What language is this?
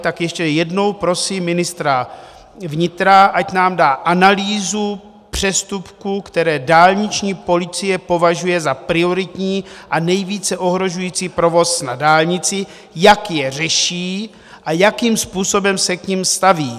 Czech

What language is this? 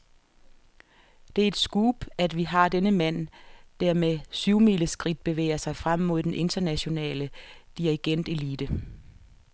Danish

